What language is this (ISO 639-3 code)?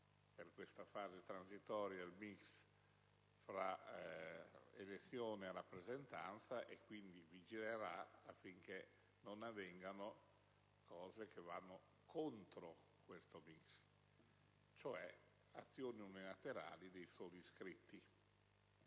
ita